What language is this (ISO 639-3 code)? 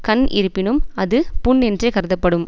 tam